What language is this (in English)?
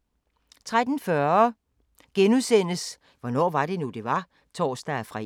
Danish